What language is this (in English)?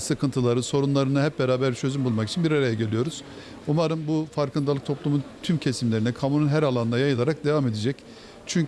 Turkish